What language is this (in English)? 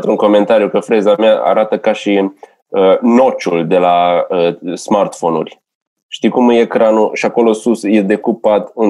Romanian